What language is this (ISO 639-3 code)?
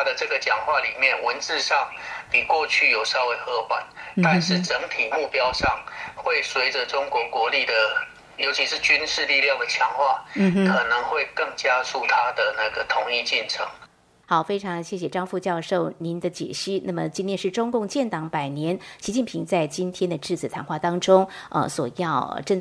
zho